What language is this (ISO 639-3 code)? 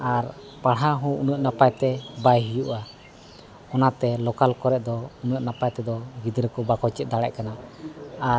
sat